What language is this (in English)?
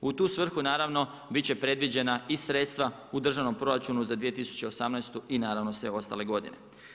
Croatian